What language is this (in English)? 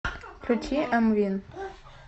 Russian